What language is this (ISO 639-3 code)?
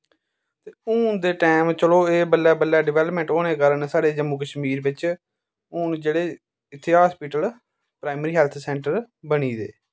doi